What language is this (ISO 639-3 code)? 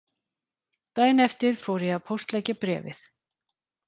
isl